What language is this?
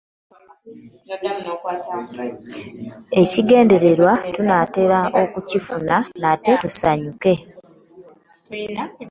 Ganda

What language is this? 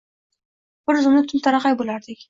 Uzbek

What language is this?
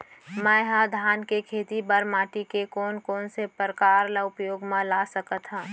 Chhattisgarhi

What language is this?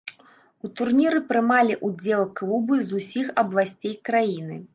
Belarusian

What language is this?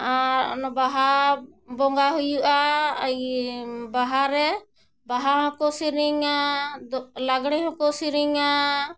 Santali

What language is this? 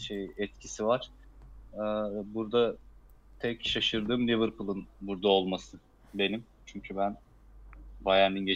Turkish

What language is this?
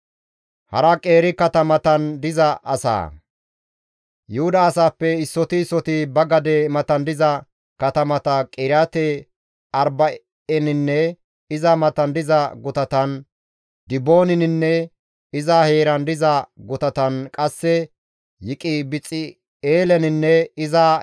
Gamo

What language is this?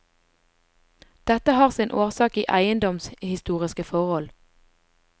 Norwegian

